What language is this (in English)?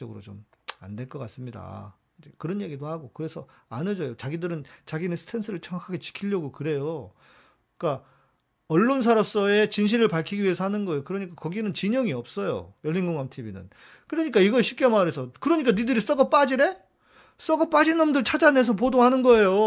Korean